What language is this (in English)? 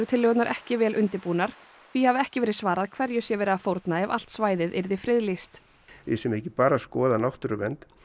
Icelandic